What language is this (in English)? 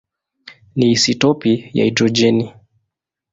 Swahili